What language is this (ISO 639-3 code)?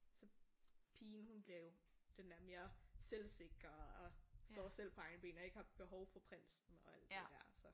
dan